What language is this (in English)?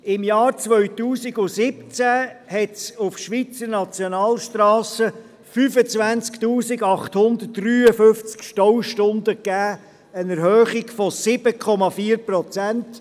Swiss German